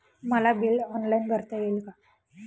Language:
Marathi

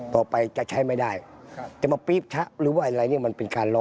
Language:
Thai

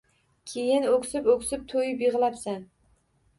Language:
Uzbek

